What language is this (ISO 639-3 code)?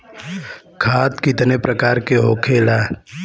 bho